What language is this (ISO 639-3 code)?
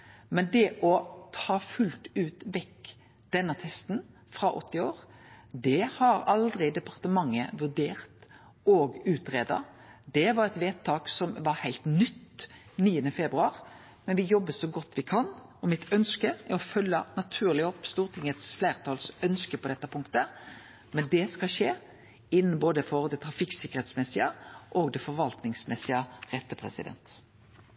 nno